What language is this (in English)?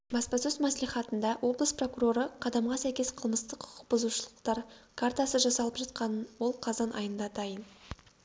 Kazakh